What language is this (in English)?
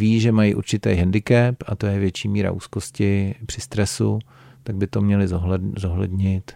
Czech